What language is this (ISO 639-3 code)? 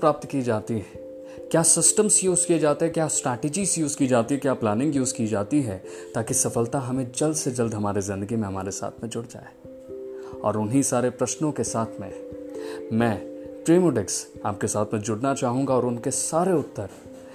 hin